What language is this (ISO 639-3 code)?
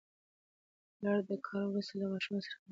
pus